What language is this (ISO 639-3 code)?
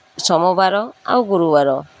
ori